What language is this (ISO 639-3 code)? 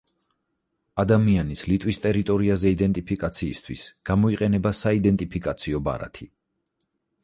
kat